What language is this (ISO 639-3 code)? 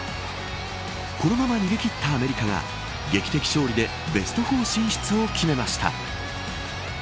jpn